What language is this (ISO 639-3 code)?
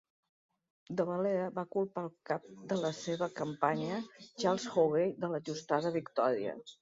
cat